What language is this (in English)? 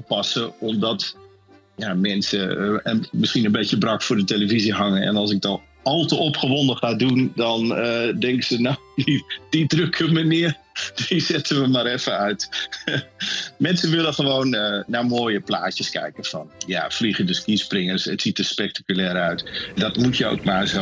Dutch